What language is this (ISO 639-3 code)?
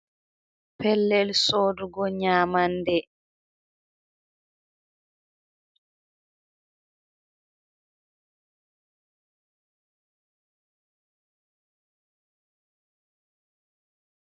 ful